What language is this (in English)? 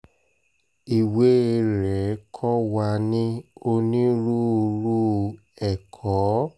Yoruba